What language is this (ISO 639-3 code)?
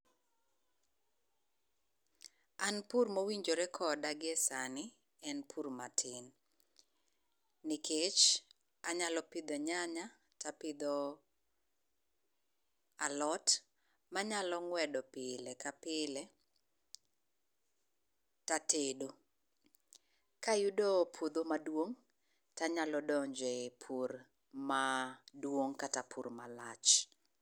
luo